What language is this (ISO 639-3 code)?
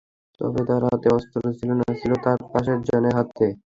ben